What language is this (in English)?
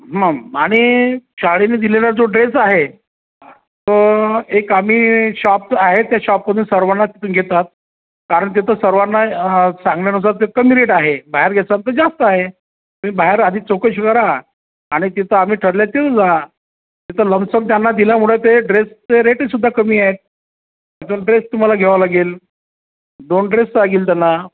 Marathi